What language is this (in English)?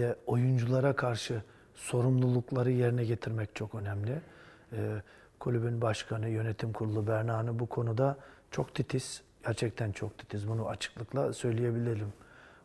Turkish